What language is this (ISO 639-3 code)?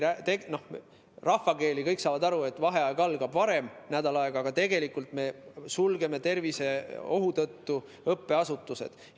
est